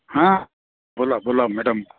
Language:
Marathi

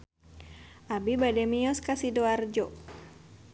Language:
Sundanese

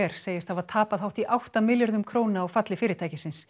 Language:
Icelandic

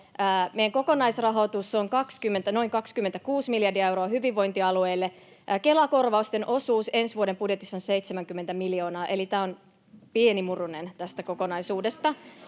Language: Finnish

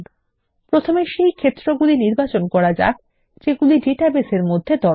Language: Bangla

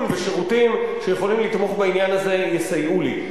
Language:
Hebrew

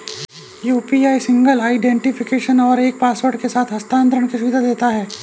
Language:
Hindi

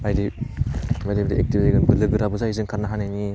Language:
Bodo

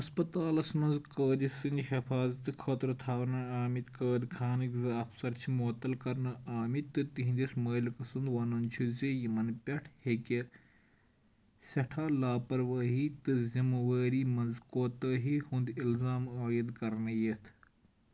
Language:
Kashmiri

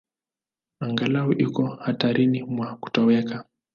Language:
Swahili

